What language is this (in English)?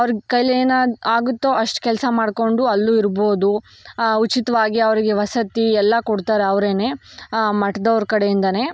Kannada